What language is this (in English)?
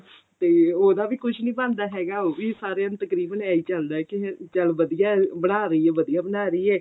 Punjabi